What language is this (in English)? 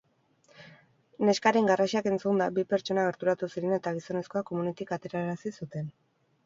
Basque